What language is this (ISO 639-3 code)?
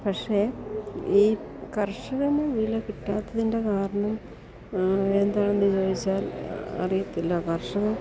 mal